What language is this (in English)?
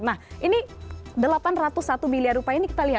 Indonesian